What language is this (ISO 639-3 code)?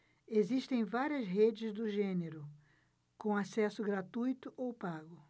por